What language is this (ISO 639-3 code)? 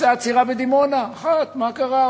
heb